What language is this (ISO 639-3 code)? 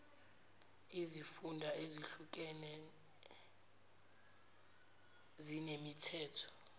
zul